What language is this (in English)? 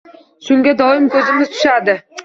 Uzbek